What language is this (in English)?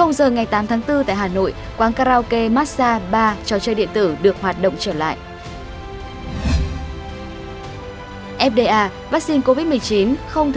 Vietnamese